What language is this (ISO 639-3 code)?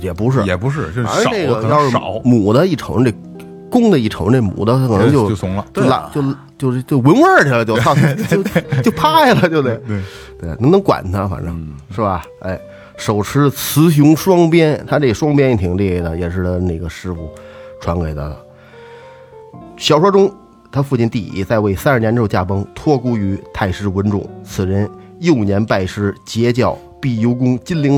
zho